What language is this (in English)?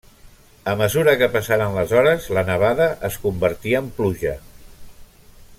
Catalan